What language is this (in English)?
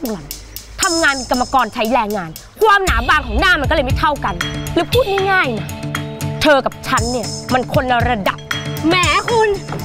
Thai